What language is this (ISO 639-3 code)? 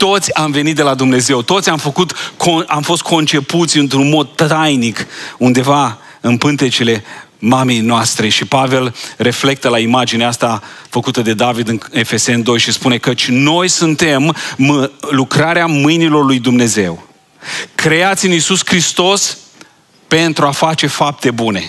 ron